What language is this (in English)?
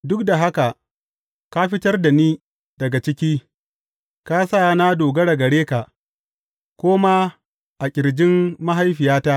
Hausa